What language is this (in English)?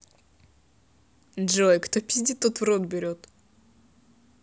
Russian